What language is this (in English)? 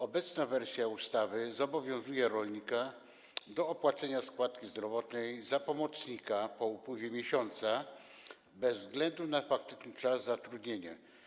Polish